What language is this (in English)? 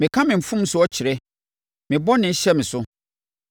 Akan